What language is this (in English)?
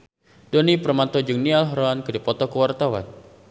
Sundanese